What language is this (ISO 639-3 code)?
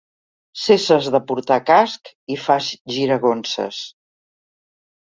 cat